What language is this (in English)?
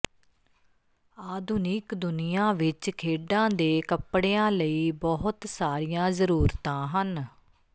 Punjabi